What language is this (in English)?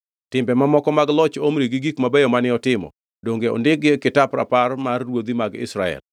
Luo (Kenya and Tanzania)